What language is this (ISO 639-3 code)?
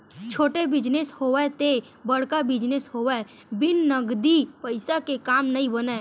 hne